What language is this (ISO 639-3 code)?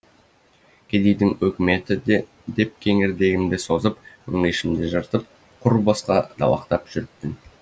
kaz